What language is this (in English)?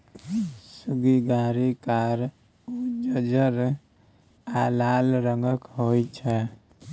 Maithili